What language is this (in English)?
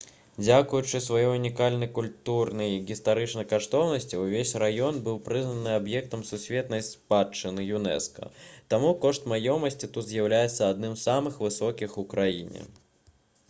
Belarusian